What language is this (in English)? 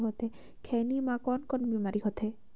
Chhattisgarhi